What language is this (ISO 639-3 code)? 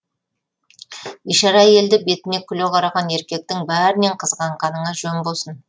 kaz